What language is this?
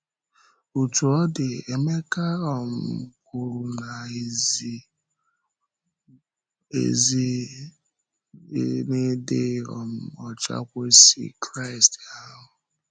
Igbo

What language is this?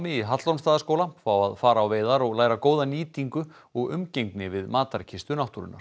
Icelandic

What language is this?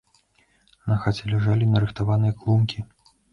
Belarusian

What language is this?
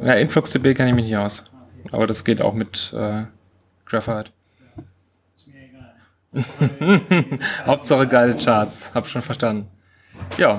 German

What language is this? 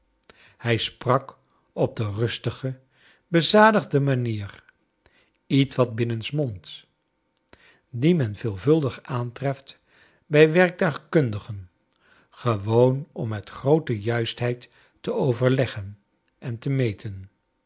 Dutch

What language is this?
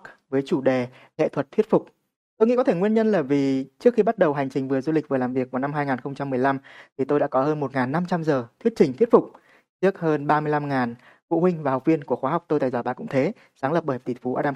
Vietnamese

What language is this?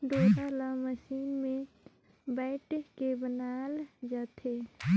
Chhattisgarhi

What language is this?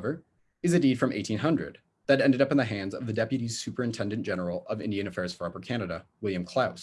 English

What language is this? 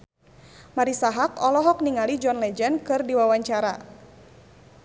Sundanese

